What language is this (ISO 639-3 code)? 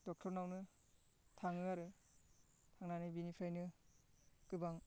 brx